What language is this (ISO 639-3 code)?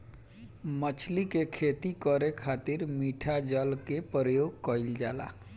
bho